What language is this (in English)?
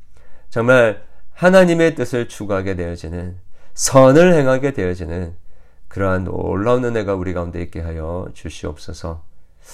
Korean